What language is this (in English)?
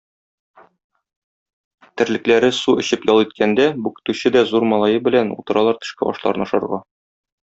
Tatar